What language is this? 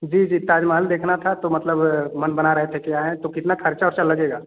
Hindi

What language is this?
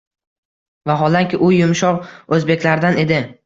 Uzbek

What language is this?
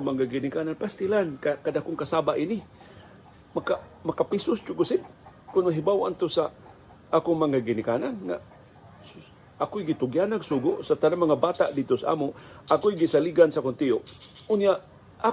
Filipino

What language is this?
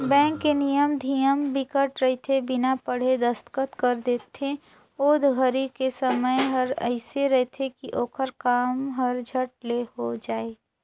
Chhattisgarhi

